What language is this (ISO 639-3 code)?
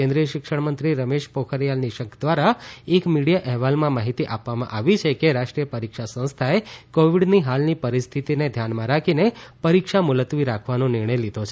guj